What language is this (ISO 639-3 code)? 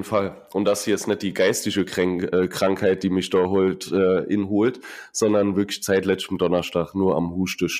deu